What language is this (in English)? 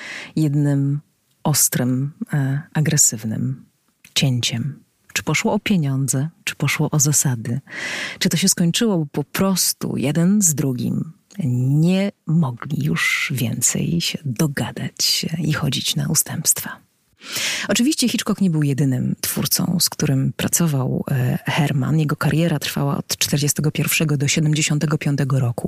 Polish